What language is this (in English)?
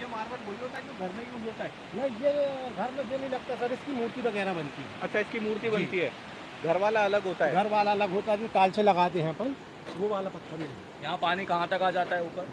Hindi